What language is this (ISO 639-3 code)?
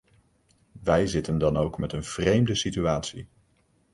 nld